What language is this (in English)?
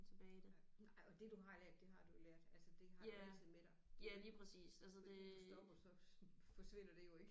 Danish